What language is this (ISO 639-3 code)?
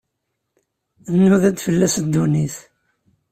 kab